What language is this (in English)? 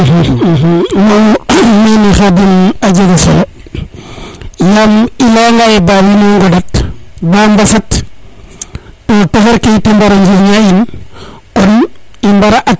Serer